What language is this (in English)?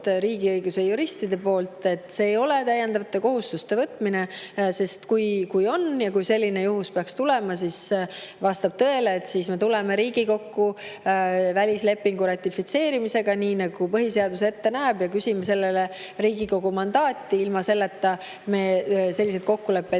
Estonian